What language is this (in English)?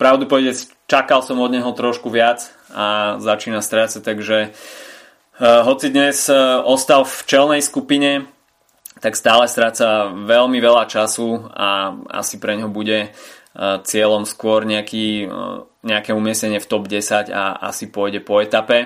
Slovak